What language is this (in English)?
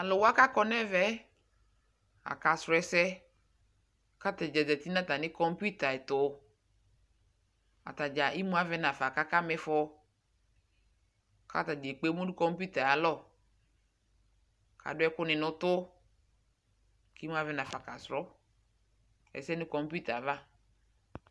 Ikposo